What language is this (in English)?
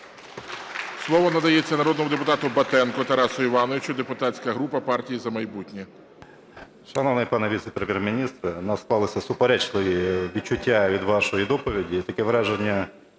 Ukrainian